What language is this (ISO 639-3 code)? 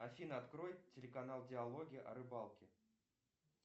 rus